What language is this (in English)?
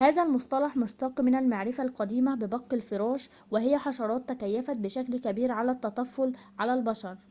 Arabic